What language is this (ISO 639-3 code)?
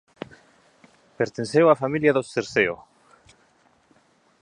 glg